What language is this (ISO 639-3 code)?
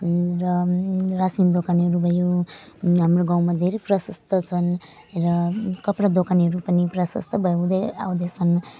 nep